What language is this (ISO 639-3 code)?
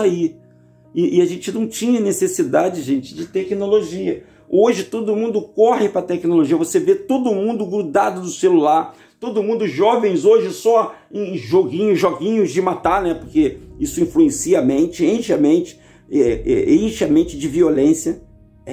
por